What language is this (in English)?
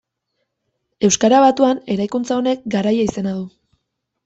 Basque